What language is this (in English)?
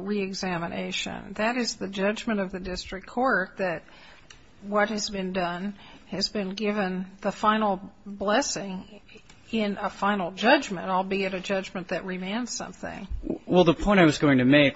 English